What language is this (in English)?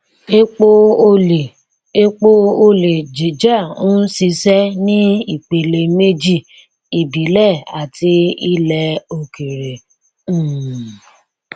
Yoruba